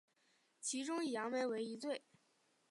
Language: Chinese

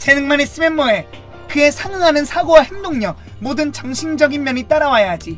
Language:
Korean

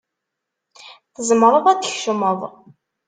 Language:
Kabyle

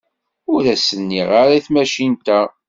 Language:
Kabyle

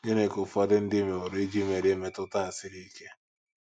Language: Igbo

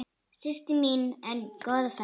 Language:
Icelandic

